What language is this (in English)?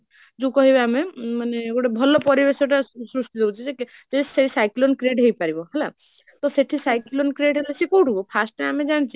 Odia